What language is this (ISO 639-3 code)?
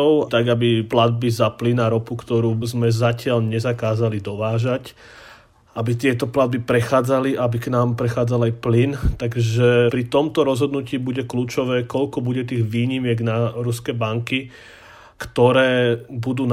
slk